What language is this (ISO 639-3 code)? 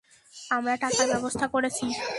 ben